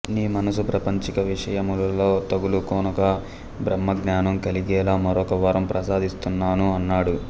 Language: Telugu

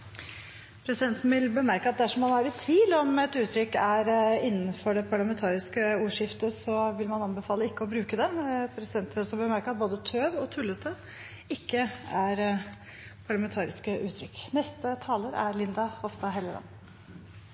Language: Norwegian Bokmål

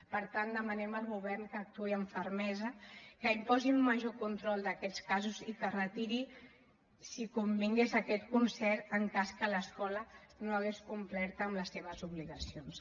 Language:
Catalan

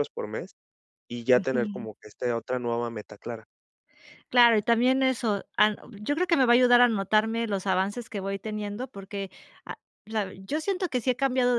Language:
Spanish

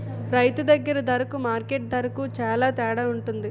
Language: Telugu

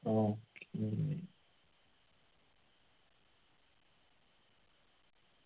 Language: Malayalam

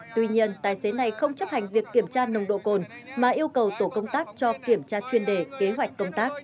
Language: Vietnamese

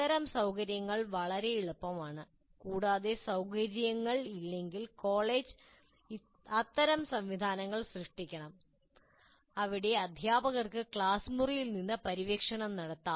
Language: Malayalam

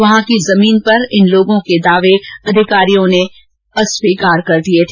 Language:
Hindi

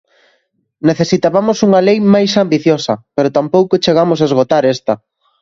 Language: Galician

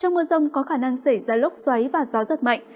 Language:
Vietnamese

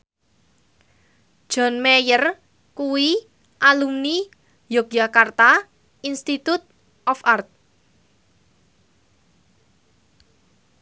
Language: Javanese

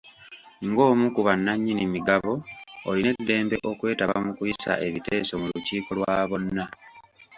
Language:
Ganda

